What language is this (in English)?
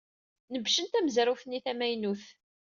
Kabyle